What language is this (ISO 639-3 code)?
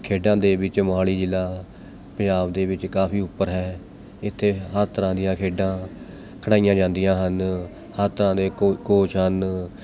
pan